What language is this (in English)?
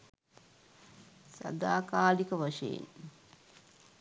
Sinhala